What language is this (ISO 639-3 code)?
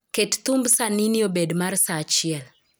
luo